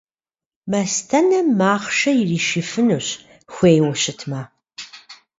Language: Kabardian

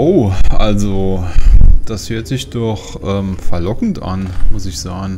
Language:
German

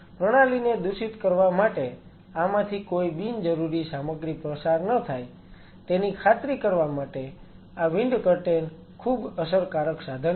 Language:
Gujarati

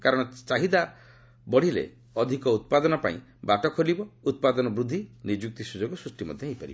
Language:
Odia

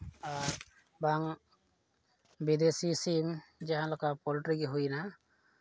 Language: Santali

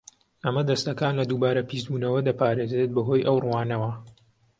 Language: Central Kurdish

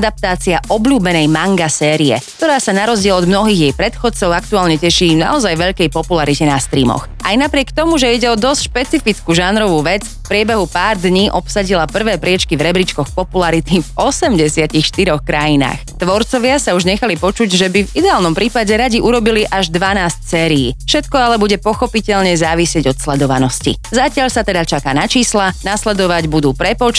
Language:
Slovak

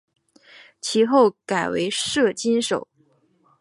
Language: Chinese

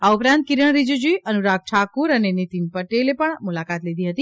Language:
Gujarati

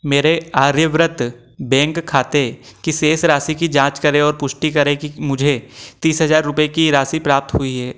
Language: Hindi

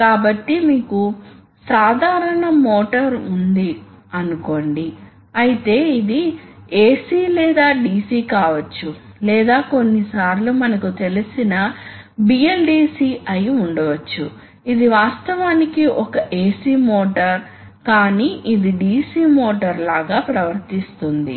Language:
Telugu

